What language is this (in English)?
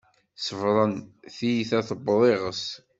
Kabyle